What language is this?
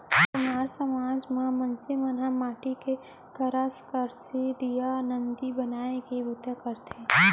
Chhattisgarhi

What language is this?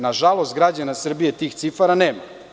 Serbian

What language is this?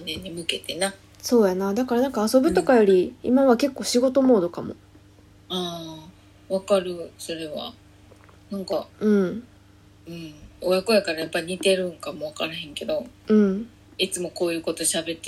Japanese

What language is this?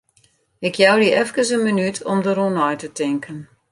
Western Frisian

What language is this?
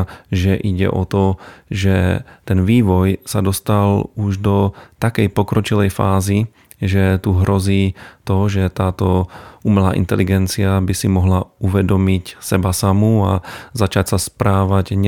Slovak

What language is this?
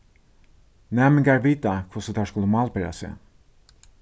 Faroese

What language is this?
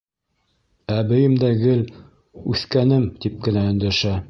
Bashkir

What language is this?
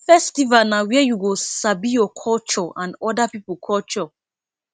Nigerian Pidgin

